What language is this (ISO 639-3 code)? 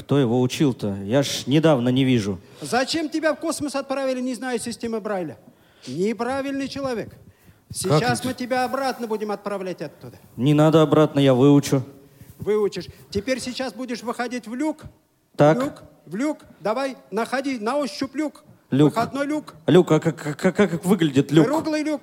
rus